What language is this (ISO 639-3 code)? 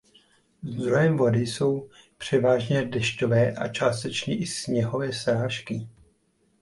ces